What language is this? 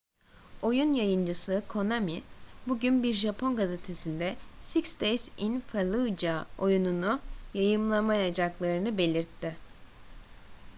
Turkish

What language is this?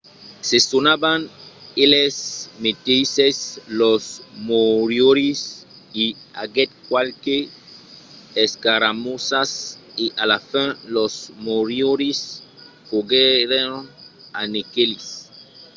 Occitan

